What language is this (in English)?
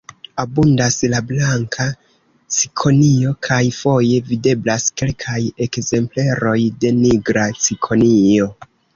Esperanto